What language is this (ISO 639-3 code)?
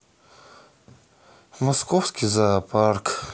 rus